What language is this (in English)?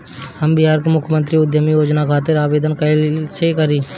Bhojpuri